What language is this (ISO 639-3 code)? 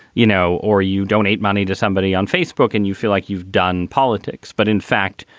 eng